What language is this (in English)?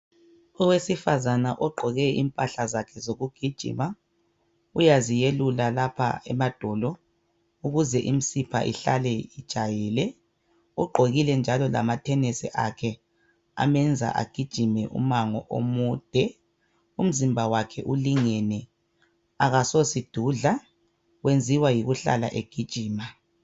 North Ndebele